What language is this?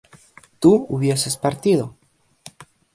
Spanish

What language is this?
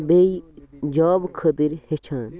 Kashmiri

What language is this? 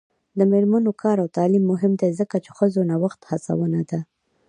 Pashto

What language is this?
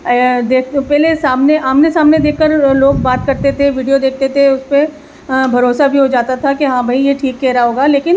Urdu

